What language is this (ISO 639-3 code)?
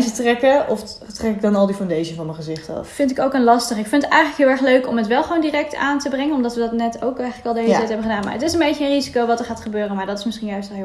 nld